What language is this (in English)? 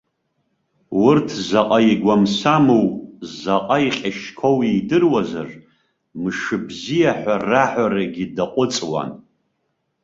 Abkhazian